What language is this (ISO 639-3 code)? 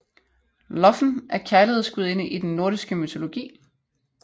dan